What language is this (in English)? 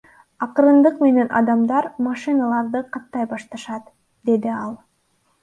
Kyrgyz